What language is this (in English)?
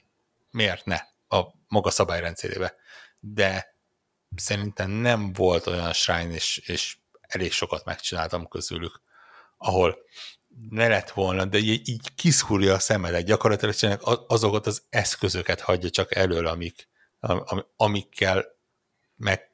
Hungarian